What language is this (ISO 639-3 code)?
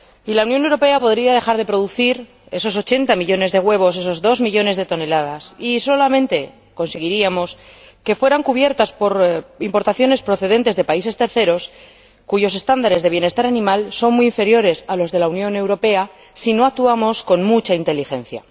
spa